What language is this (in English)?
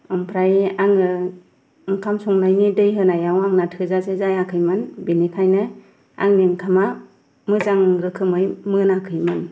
Bodo